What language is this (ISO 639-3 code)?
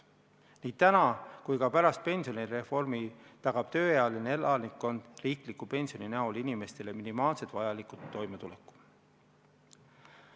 est